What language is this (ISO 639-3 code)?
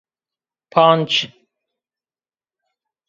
zza